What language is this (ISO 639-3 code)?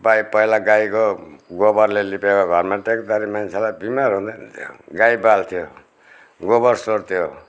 nep